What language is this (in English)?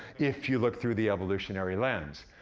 English